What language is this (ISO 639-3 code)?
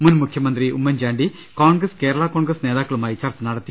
mal